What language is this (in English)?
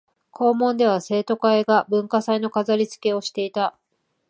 Japanese